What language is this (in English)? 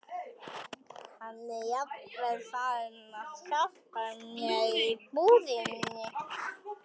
Icelandic